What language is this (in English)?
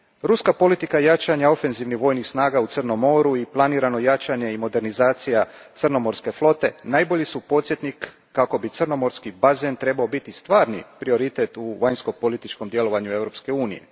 Croatian